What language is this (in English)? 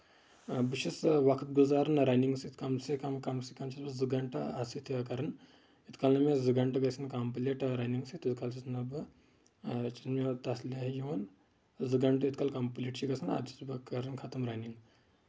Kashmiri